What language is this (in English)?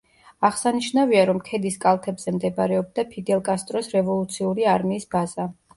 Georgian